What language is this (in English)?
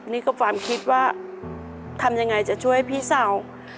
Thai